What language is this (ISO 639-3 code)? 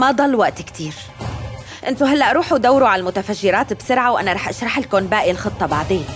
ara